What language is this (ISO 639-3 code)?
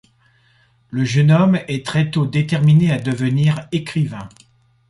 fra